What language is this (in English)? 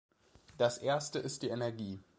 German